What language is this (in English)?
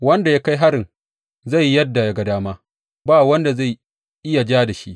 Hausa